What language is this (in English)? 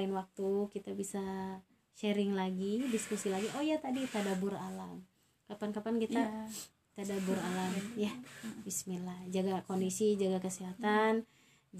Indonesian